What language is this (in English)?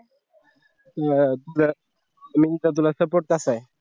Marathi